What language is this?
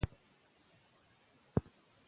Pashto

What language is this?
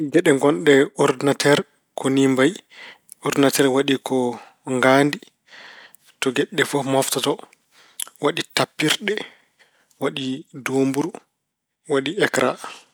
Fula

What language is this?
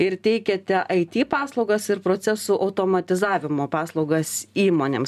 Lithuanian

